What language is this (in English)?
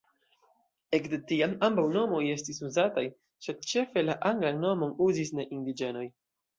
Esperanto